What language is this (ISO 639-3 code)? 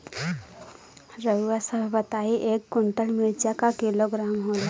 bho